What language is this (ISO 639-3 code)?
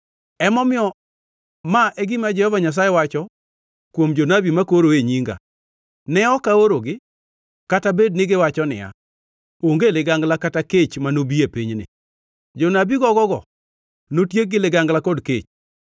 luo